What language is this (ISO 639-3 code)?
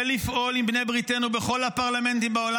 heb